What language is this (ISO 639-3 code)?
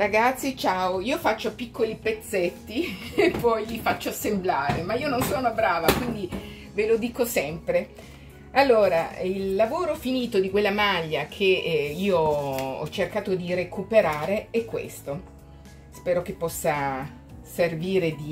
ita